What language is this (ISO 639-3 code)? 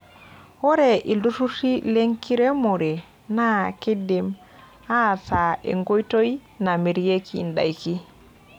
mas